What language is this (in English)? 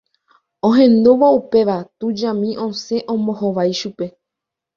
Guarani